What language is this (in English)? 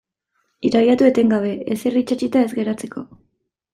Basque